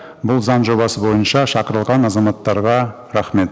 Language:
Kazakh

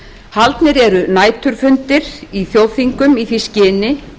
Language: Icelandic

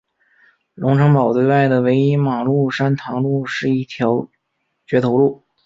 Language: Chinese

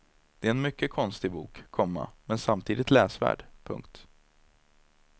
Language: Swedish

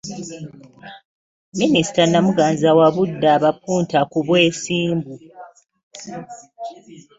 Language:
Ganda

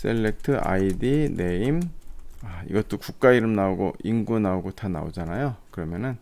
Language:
Korean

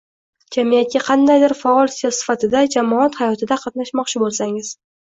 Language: Uzbek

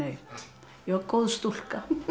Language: Icelandic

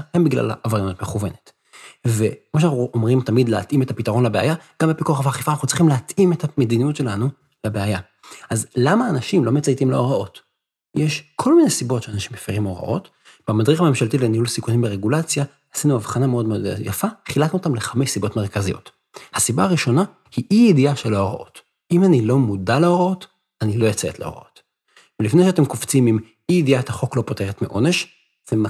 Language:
Hebrew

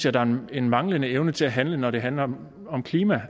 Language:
Danish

